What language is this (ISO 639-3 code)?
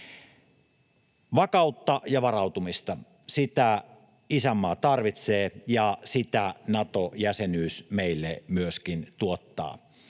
fin